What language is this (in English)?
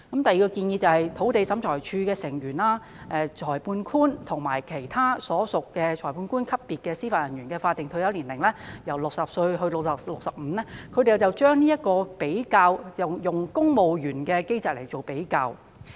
Cantonese